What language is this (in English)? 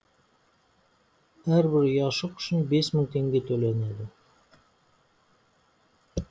Kazakh